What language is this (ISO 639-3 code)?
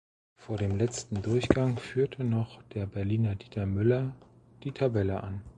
deu